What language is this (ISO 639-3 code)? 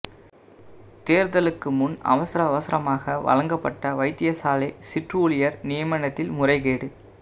tam